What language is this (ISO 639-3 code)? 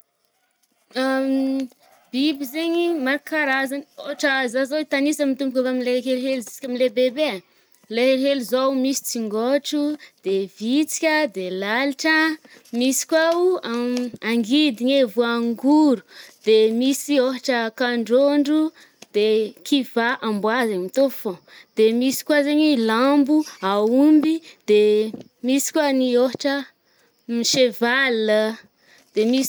bmm